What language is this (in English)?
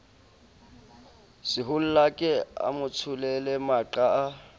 Southern Sotho